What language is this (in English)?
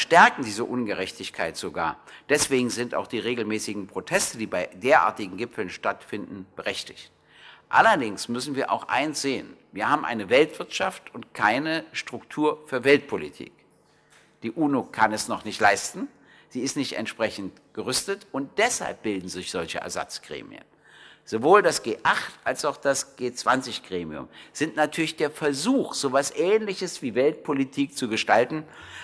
German